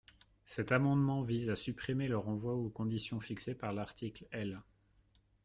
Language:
French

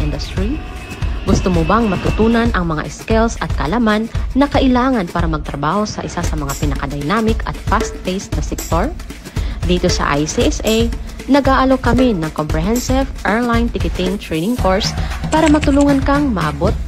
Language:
Filipino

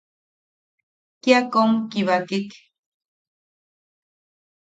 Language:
Yaqui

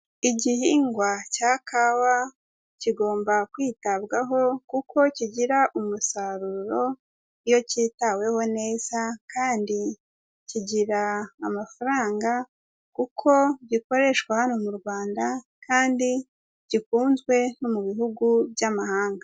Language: Kinyarwanda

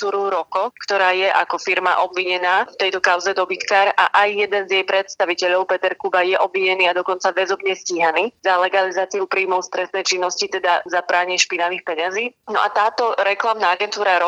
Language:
Slovak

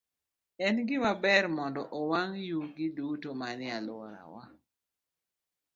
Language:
Luo (Kenya and Tanzania)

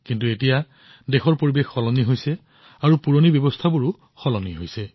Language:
Assamese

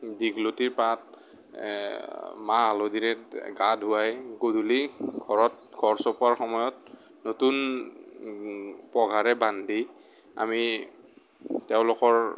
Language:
Assamese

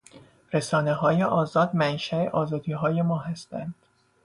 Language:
Persian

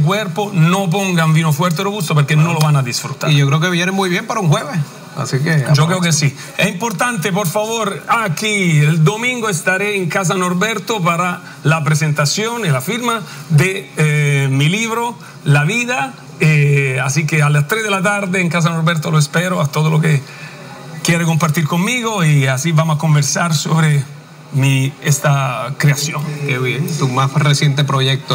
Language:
Spanish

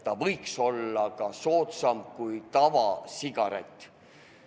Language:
Estonian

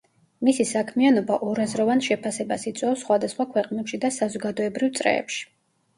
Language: Georgian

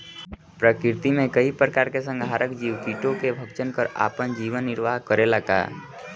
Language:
Bhojpuri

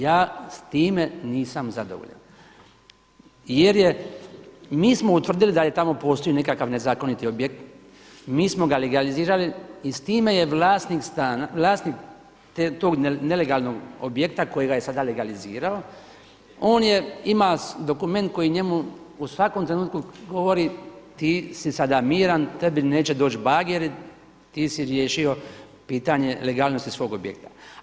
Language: Croatian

